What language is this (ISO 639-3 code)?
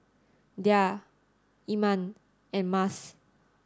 eng